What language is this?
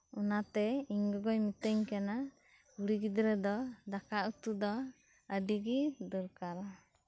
Santali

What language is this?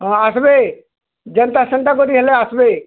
Odia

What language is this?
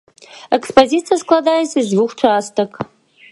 Belarusian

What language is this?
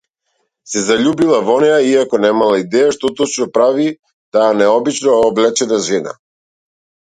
Macedonian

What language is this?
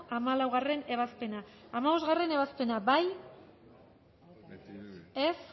Basque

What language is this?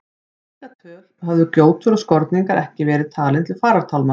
Icelandic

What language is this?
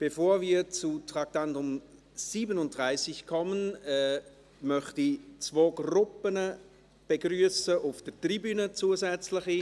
Swiss German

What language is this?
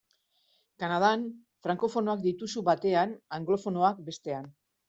Basque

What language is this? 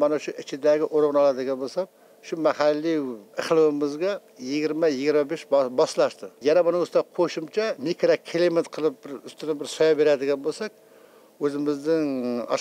Turkish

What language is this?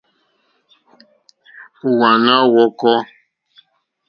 Mokpwe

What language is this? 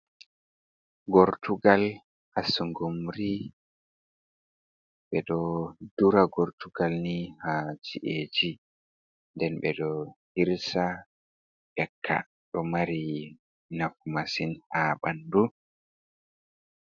Fula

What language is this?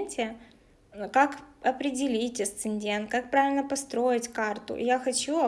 Russian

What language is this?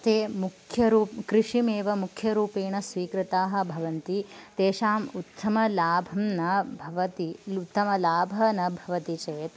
Sanskrit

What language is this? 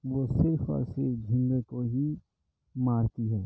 Urdu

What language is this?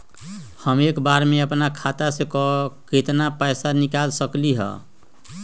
Magahi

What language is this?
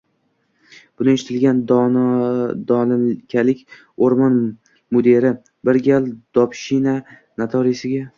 Uzbek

